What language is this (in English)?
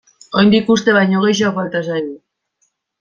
Basque